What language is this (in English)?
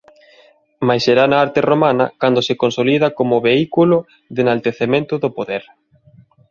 Galician